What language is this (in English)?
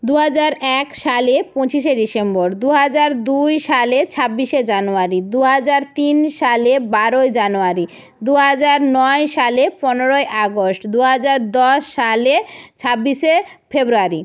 Bangla